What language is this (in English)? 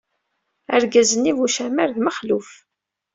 Kabyle